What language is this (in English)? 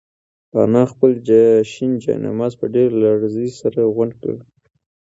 Pashto